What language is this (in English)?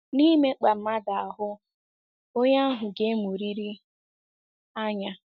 Igbo